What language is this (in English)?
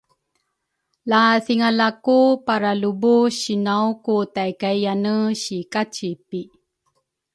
Rukai